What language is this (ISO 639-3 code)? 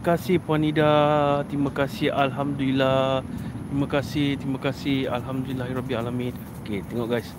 msa